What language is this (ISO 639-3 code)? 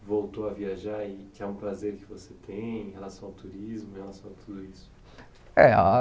por